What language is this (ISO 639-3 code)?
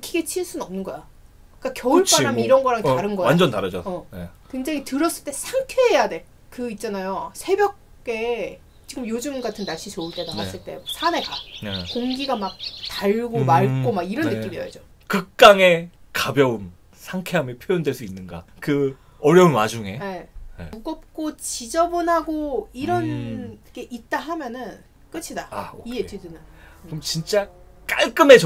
kor